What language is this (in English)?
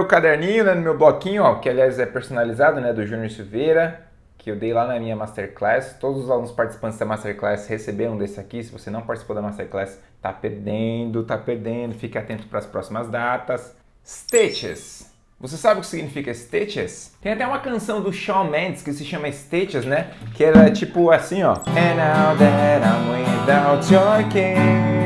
Portuguese